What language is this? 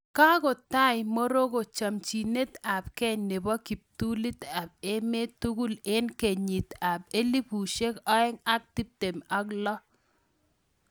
Kalenjin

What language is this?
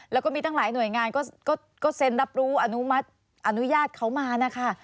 Thai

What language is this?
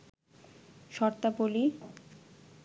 Bangla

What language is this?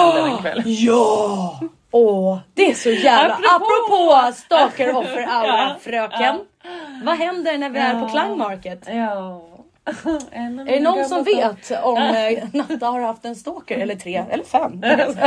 Swedish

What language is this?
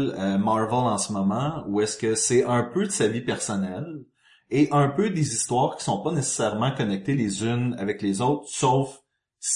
French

